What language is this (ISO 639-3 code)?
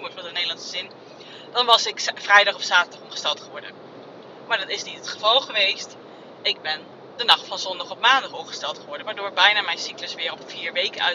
nld